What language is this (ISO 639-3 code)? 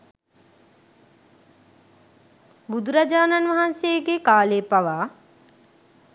sin